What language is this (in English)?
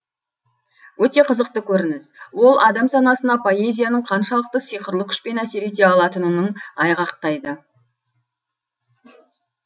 Kazakh